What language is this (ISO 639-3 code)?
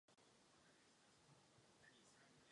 ces